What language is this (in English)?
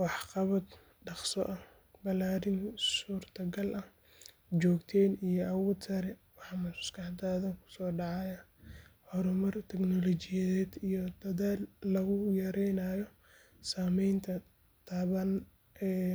Somali